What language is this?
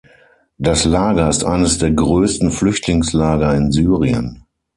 German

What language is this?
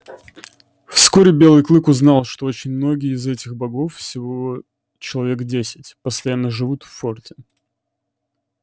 Russian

